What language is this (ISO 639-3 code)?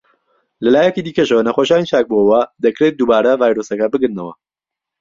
ckb